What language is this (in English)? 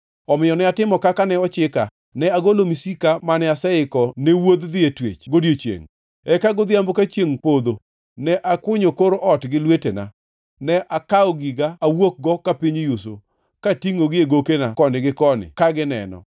Luo (Kenya and Tanzania)